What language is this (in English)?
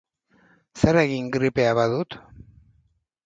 Basque